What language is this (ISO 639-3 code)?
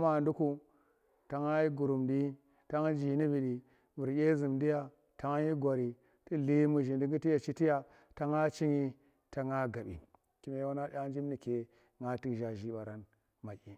ttr